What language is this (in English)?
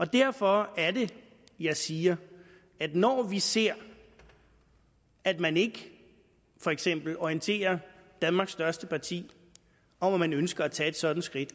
Danish